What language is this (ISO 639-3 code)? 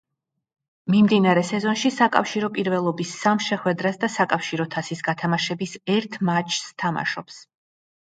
kat